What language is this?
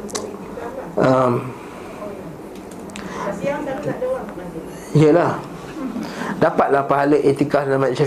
Malay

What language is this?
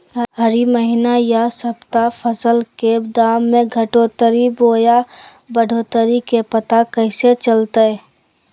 Magahi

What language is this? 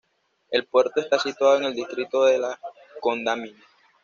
Spanish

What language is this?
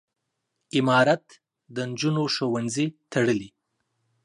Pashto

